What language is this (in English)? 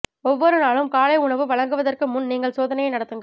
Tamil